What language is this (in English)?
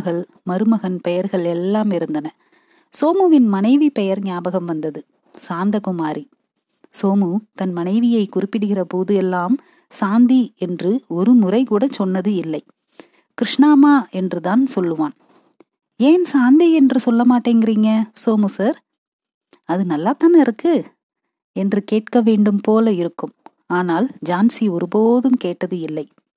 Tamil